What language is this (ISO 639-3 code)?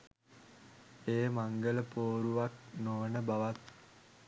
sin